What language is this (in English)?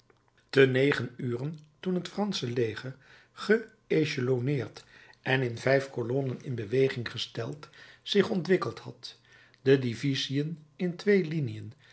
Dutch